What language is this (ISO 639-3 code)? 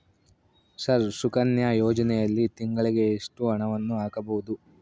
kan